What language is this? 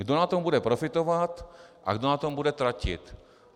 Czech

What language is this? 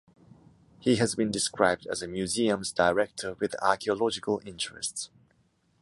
English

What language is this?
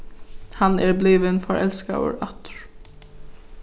Faroese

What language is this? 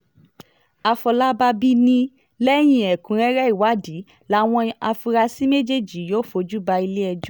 Yoruba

